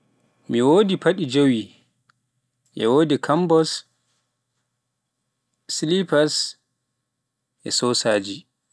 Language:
Pular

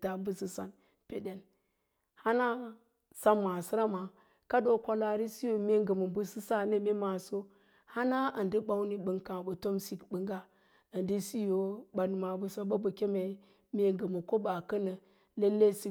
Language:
Lala-Roba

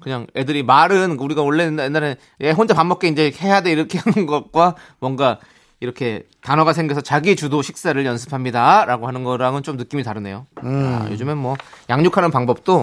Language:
Korean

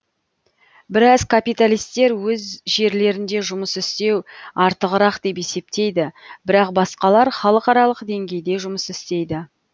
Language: Kazakh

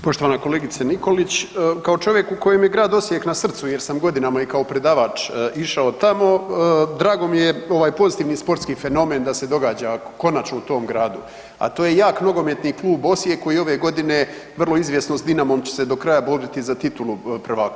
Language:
Croatian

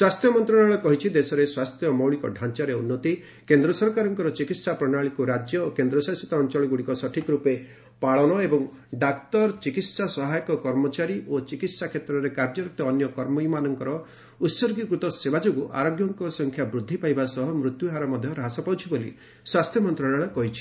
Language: Odia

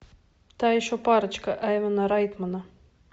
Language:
Russian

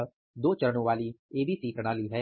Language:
Hindi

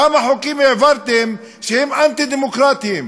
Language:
Hebrew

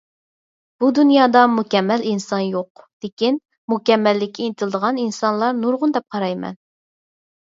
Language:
Uyghur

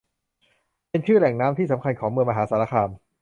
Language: Thai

